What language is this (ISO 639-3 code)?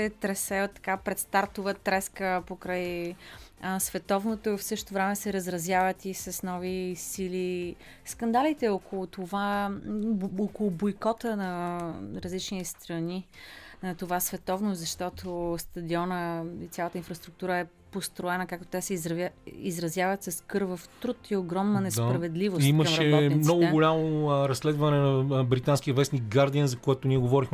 bul